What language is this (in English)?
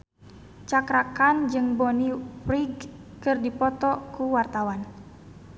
Sundanese